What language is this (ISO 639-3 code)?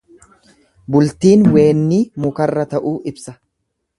orm